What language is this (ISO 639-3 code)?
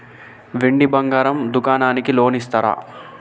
tel